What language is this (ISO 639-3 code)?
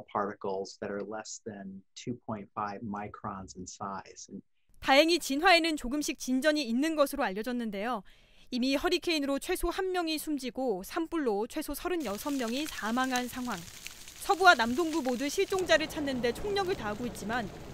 kor